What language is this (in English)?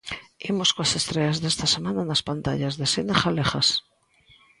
Galician